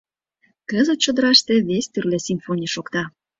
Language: Mari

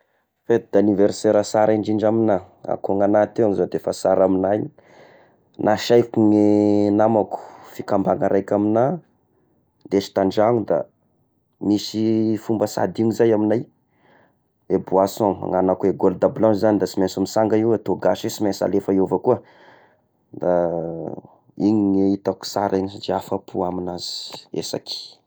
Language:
Tesaka Malagasy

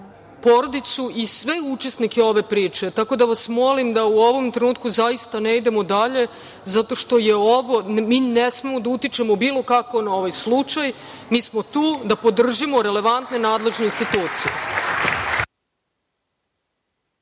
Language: Serbian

